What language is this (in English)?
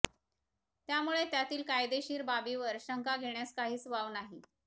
Marathi